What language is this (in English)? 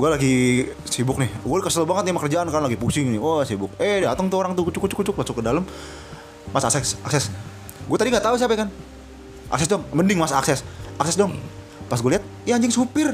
Indonesian